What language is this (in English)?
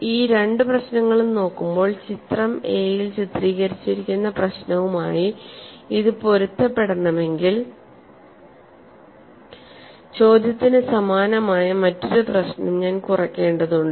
Malayalam